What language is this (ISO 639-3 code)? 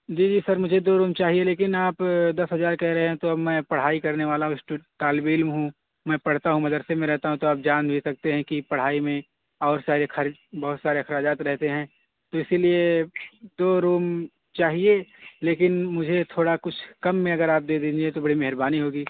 urd